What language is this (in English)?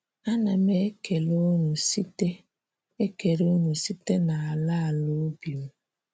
Igbo